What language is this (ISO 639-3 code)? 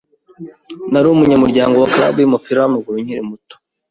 kin